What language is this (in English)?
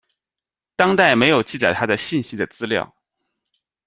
Chinese